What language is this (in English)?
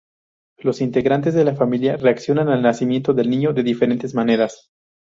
Spanish